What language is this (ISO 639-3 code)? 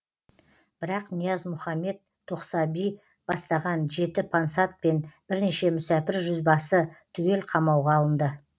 kaz